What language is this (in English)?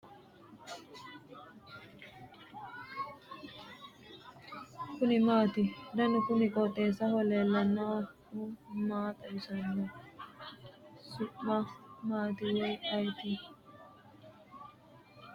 Sidamo